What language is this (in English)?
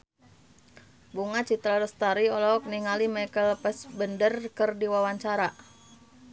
Sundanese